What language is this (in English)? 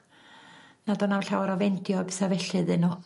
Welsh